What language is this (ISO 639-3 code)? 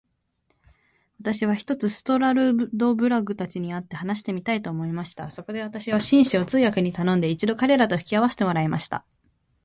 jpn